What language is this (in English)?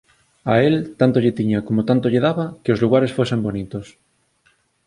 Galician